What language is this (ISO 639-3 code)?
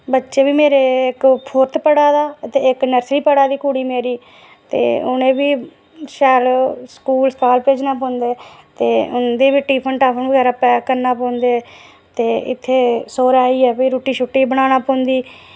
doi